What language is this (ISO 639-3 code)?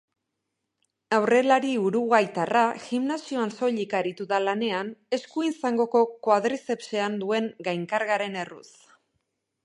eus